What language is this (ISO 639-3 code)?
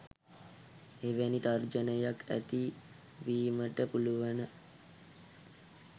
sin